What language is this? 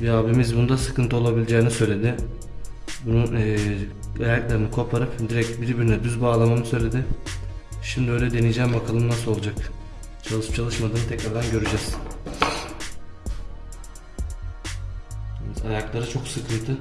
Turkish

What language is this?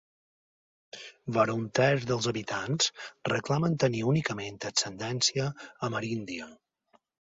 Catalan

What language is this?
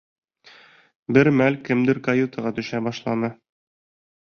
Bashkir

